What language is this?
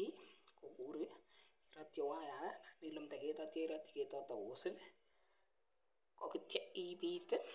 Kalenjin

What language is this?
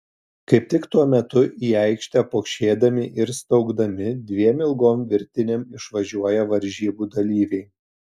Lithuanian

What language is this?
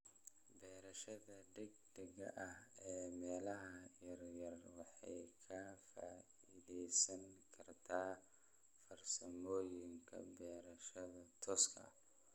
Somali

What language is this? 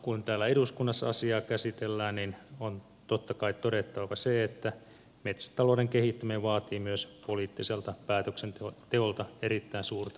Finnish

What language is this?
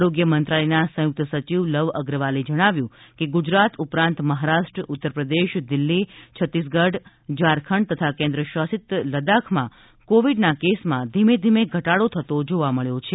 Gujarati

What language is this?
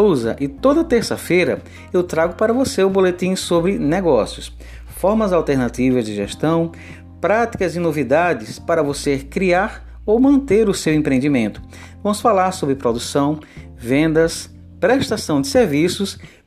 Portuguese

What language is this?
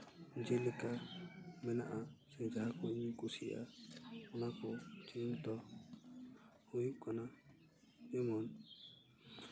Santali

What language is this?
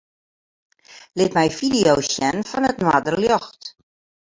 Western Frisian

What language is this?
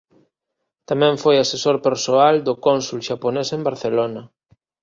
Galician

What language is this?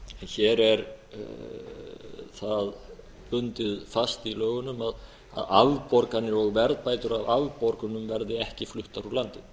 Icelandic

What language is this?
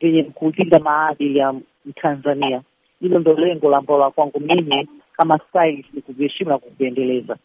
Swahili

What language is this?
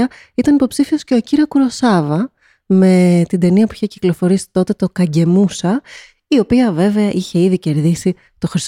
Greek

